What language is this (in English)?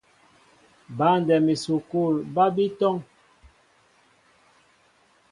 Mbo (Cameroon)